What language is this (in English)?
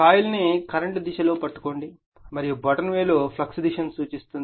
Telugu